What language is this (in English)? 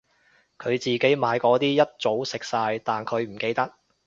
Cantonese